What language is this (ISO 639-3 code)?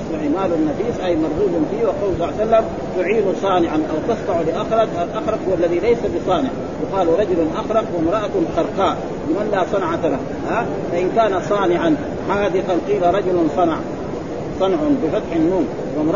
ara